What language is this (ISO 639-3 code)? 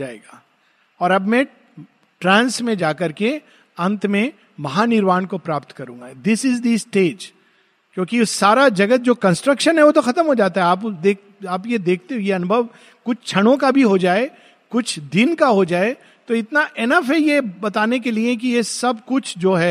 hin